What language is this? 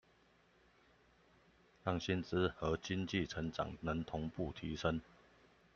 Chinese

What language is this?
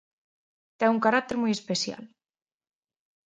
Galician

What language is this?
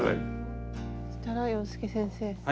Japanese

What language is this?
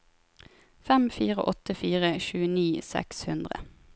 Norwegian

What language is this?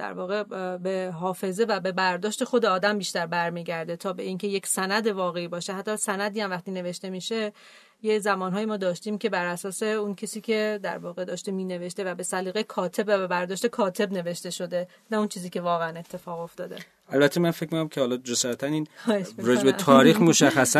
Persian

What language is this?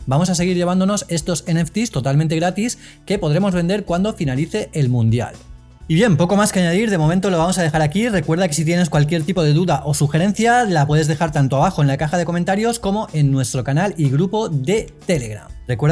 Spanish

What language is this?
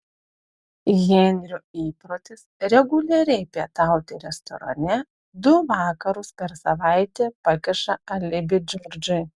Lithuanian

